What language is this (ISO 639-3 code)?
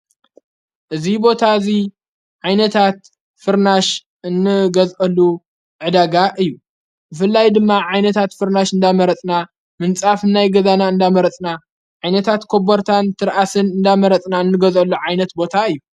tir